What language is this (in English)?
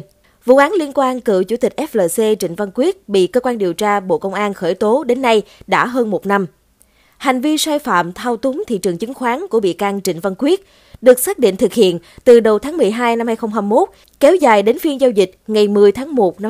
Vietnamese